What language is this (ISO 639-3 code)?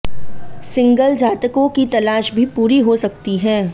hin